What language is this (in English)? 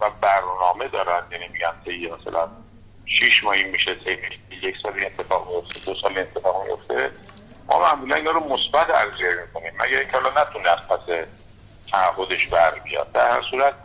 Persian